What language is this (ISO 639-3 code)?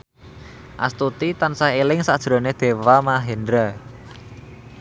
jav